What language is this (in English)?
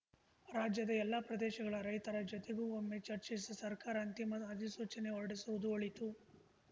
Kannada